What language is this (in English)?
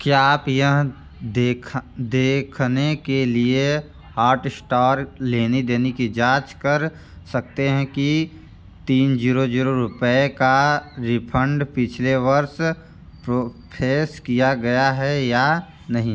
Hindi